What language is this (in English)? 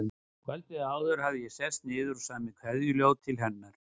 Icelandic